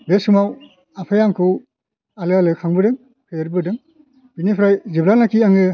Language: Bodo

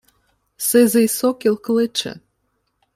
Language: Ukrainian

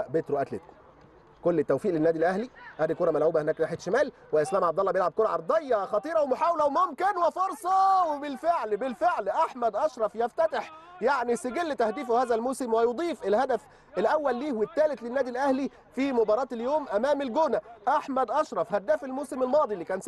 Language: Arabic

